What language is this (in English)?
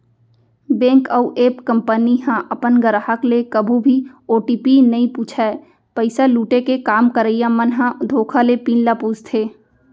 Chhattisgarhi